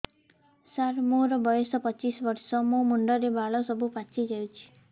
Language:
Odia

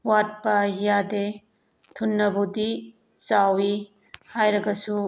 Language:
Manipuri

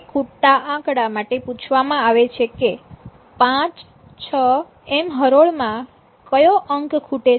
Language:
Gujarati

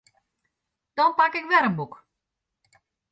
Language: Western Frisian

